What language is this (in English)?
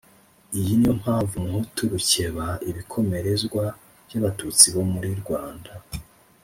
Kinyarwanda